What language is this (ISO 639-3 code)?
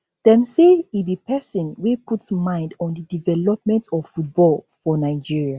pcm